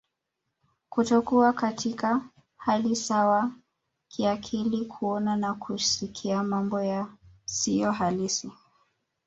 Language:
Swahili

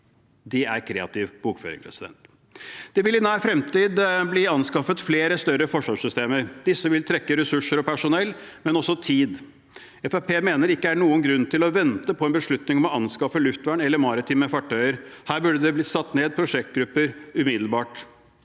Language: Norwegian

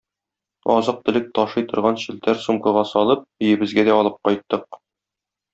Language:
Tatar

